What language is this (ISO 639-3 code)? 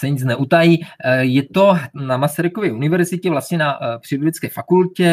ces